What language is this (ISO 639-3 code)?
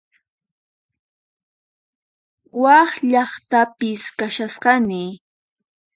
qxp